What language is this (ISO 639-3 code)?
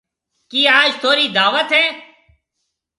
mve